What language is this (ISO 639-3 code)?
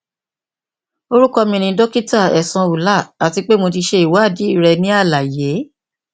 yor